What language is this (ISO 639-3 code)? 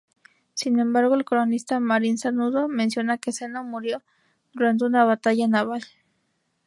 spa